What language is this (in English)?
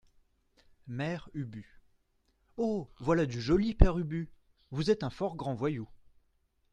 French